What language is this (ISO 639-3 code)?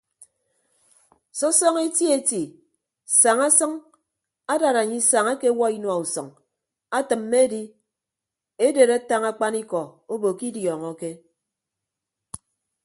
ibb